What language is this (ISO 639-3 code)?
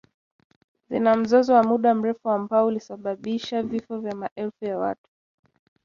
swa